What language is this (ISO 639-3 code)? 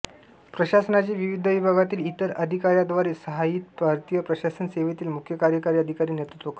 mar